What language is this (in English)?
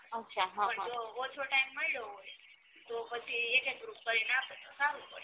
Gujarati